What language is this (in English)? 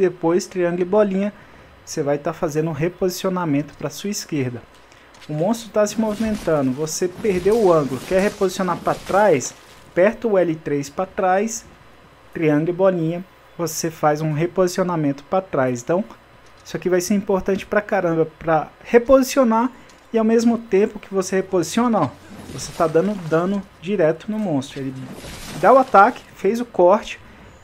Portuguese